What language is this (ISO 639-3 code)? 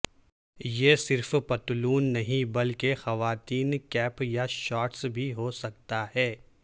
urd